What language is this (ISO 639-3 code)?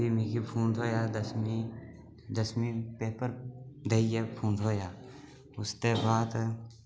doi